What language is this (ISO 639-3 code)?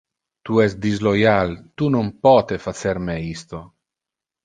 ina